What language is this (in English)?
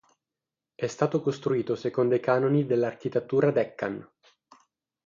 Italian